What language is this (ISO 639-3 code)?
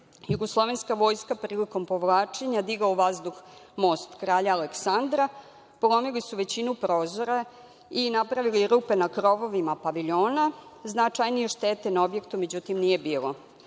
srp